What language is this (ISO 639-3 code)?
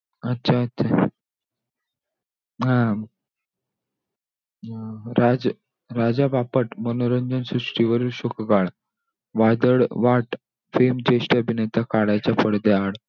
mar